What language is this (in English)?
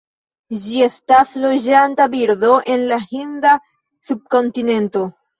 Esperanto